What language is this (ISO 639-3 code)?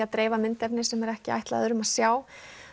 isl